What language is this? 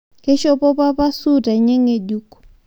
Masai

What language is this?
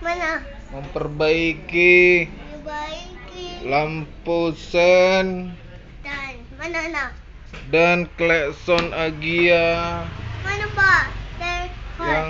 Indonesian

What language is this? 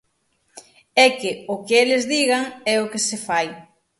Galician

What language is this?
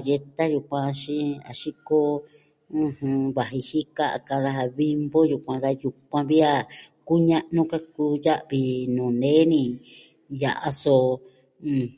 Southwestern Tlaxiaco Mixtec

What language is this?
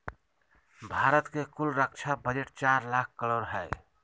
Magahi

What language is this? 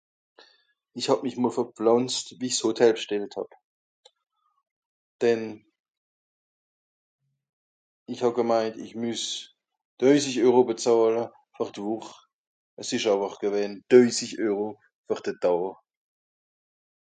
Swiss German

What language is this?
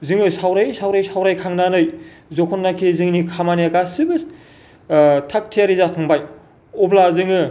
Bodo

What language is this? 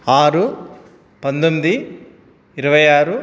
Telugu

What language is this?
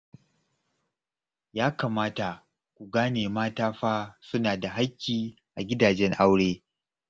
Hausa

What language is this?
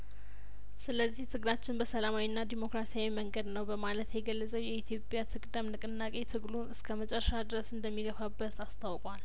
Amharic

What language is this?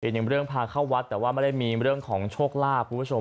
Thai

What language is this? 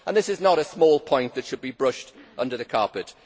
English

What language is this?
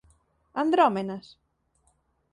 Galician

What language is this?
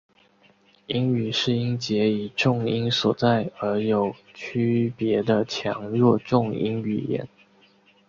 Chinese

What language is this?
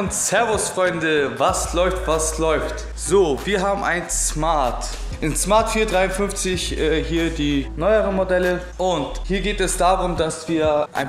German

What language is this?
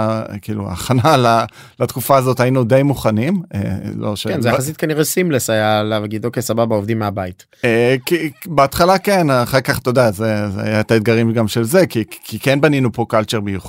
Hebrew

